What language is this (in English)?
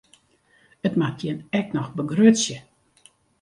Western Frisian